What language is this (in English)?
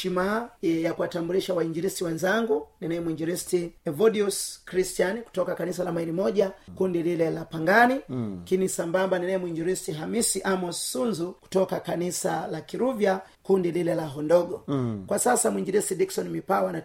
Swahili